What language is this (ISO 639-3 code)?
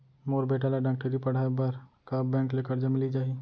hne